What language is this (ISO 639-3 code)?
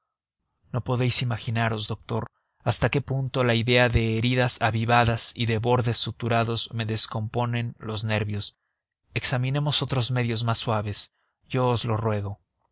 spa